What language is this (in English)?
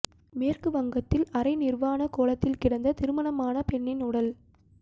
Tamil